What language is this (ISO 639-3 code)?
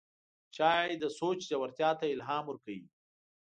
pus